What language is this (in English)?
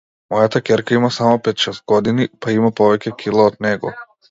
Macedonian